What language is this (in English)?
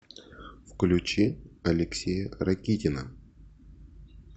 Russian